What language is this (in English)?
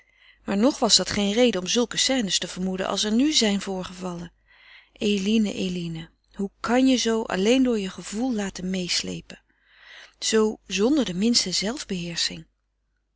Dutch